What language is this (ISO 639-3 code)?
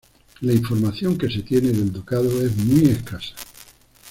spa